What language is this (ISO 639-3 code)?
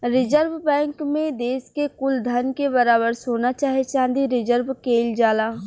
bho